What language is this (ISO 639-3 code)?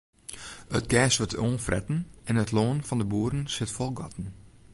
fry